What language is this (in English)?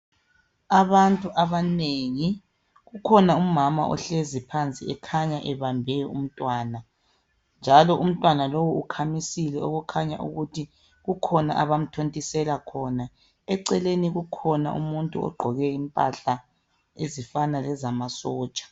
North Ndebele